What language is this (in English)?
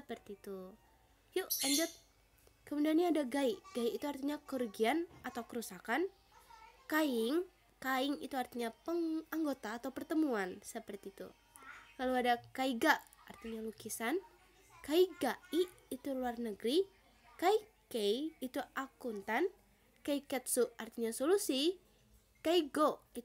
Indonesian